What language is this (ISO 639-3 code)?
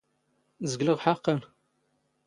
zgh